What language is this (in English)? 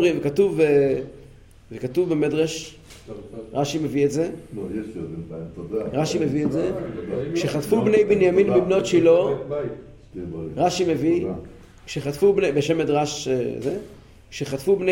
Hebrew